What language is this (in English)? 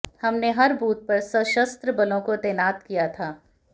Hindi